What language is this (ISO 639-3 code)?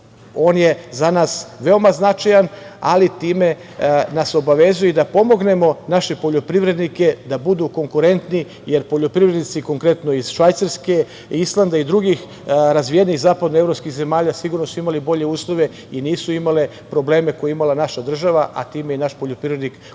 srp